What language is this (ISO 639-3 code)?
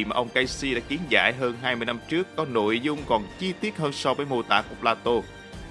vie